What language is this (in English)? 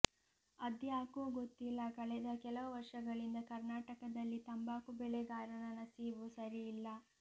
Kannada